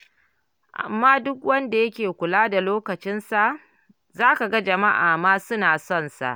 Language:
Hausa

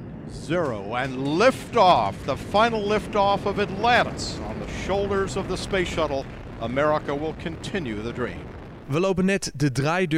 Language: Dutch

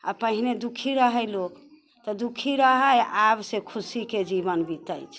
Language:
Maithili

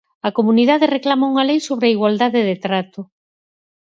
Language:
Galician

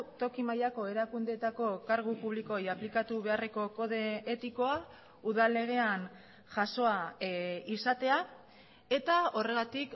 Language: Basque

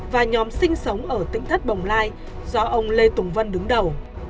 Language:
Vietnamese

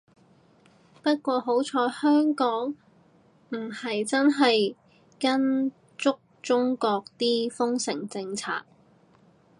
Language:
Cantonese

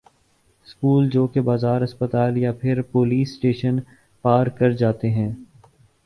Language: Urdu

